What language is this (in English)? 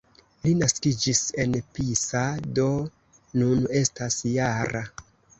Esperanto